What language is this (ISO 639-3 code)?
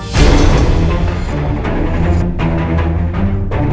ind